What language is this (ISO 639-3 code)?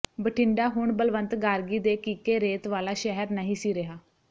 pan